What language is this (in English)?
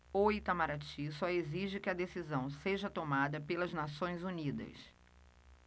Portuguese